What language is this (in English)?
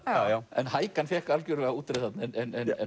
Icelandic